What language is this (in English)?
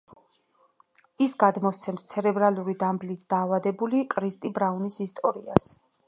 Georgian